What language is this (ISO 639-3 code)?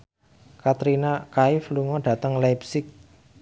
jav